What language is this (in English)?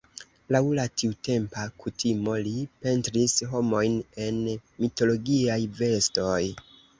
Esperanto